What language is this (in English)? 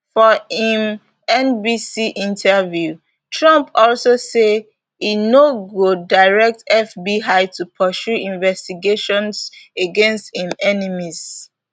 Nigerian Pidgin